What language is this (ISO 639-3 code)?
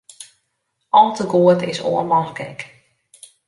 fry